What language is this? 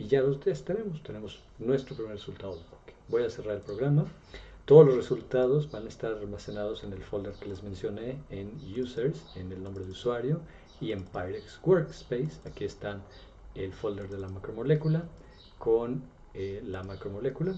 Spanish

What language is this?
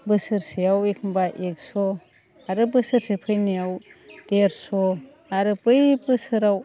Bodo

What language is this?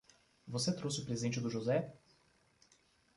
Portuguese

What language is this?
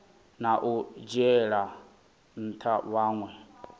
Venda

